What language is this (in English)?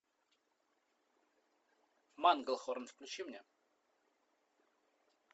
Russian